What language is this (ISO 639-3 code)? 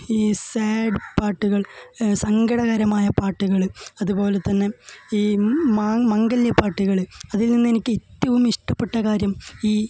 mal